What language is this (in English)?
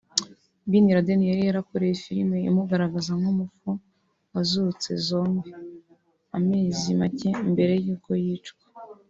Kinyarwanda